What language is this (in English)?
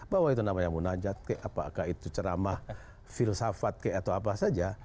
Indonesian